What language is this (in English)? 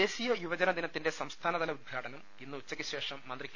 Malayalam